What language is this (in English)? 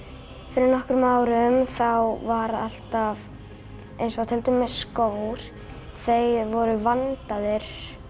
Icelandic